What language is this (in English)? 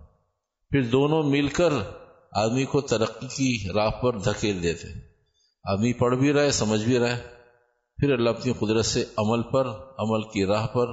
Urdu